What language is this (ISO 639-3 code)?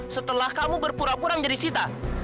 ind